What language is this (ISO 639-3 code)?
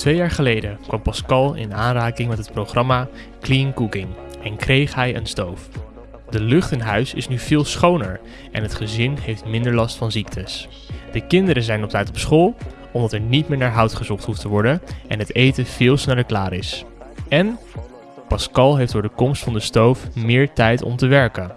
nld